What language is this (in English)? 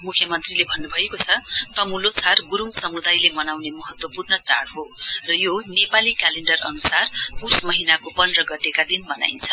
Nepali